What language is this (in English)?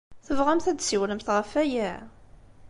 Kabyle